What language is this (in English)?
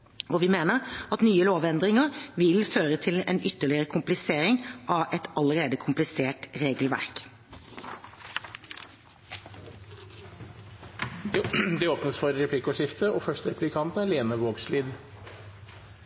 Norwegian